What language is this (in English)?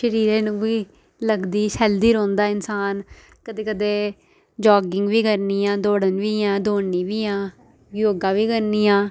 Dogri